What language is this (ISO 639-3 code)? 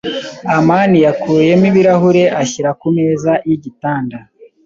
kin